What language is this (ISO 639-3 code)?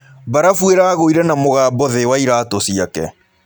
kik